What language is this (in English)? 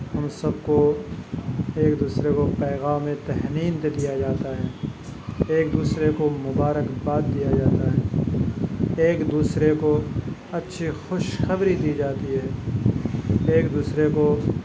Urdu